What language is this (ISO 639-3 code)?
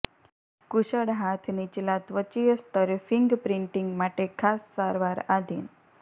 guj